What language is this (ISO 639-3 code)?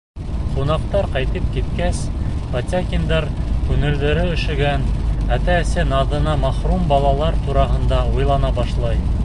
bak